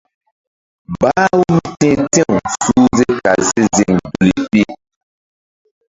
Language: Mbum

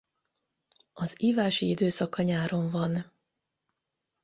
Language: Hungarian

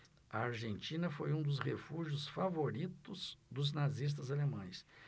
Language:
Portuguese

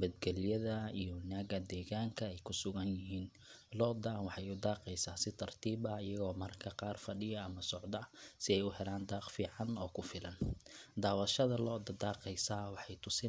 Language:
Somali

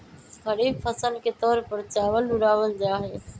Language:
Magahi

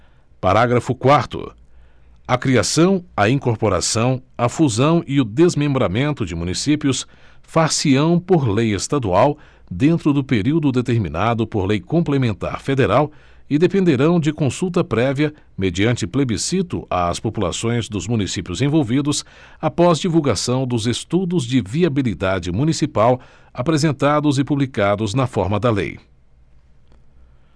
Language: Portuguese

